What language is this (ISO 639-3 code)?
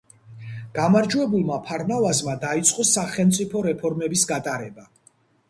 kat